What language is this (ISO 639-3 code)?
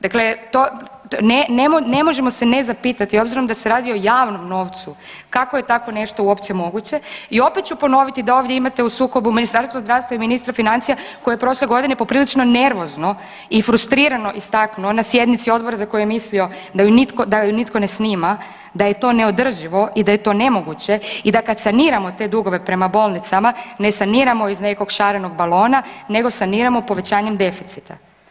hrv